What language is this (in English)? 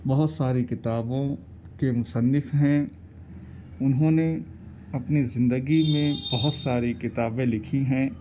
Urdu